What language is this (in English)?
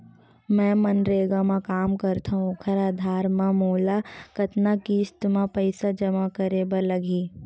Chhattisgarhi